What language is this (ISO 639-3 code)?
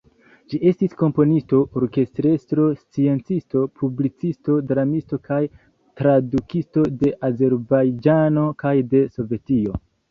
epo